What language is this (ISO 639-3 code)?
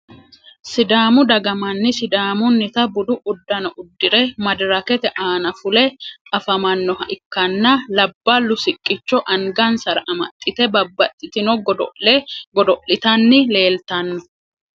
sid